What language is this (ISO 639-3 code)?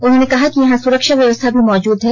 hin